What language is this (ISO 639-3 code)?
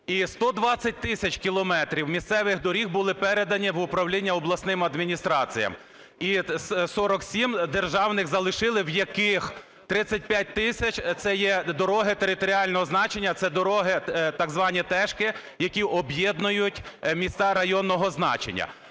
ukr